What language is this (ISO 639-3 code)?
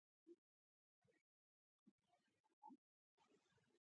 pus